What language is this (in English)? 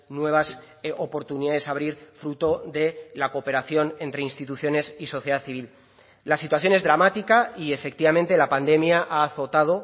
Spanish